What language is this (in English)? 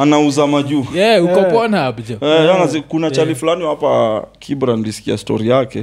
Swahili